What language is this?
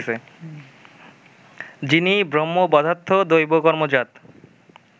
Bangla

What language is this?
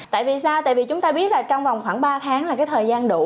Vietnamese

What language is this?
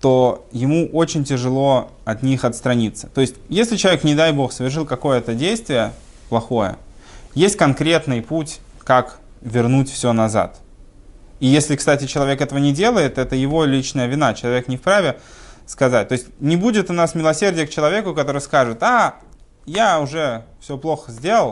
Russian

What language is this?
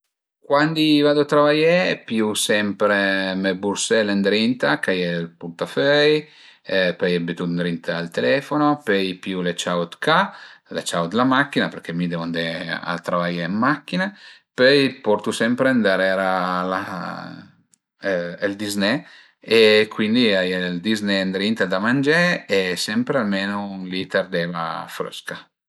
Piedmontese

